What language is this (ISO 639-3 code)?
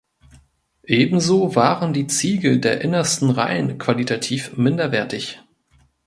deu